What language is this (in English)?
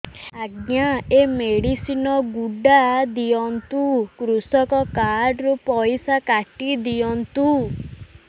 Odia